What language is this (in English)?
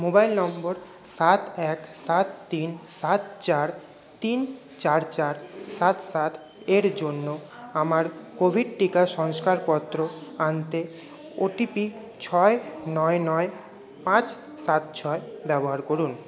Bangla